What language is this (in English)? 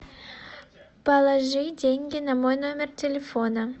Russian